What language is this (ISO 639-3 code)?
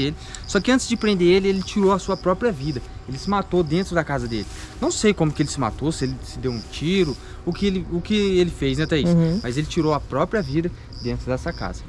por